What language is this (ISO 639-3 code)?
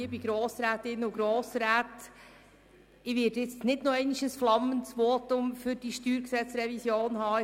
gsw